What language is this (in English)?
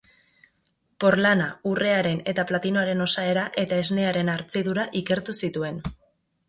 Basque